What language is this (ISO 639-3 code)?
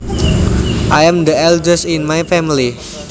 jav